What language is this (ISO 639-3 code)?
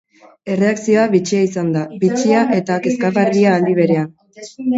eus